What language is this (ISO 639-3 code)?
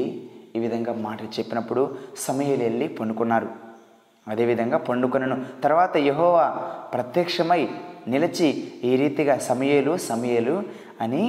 tel